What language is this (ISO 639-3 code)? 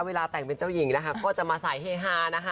tha